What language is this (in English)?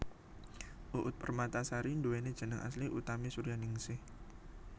Javanese